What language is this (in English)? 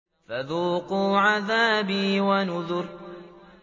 Arabic